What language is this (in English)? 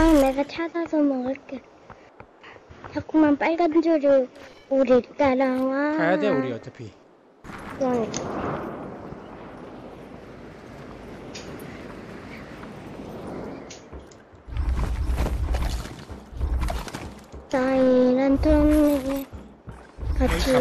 Korean